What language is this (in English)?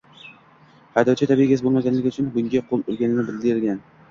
Uzbek